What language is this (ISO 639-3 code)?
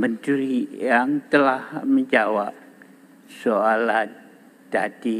msa